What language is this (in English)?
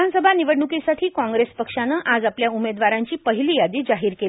Marathi